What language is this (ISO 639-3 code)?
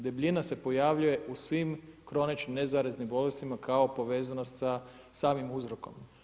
hrv